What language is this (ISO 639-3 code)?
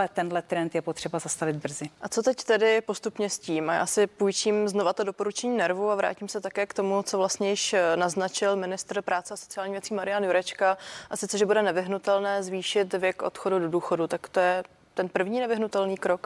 ces